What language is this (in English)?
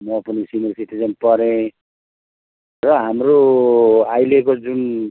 Nepali